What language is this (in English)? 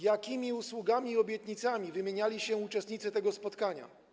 Polish